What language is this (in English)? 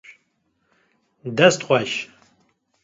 Kurdish